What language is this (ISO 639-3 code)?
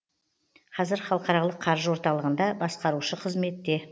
kaz